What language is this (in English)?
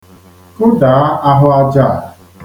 Igbo